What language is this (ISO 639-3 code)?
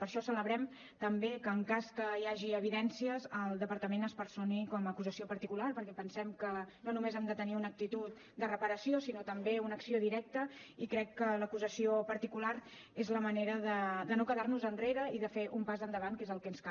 cat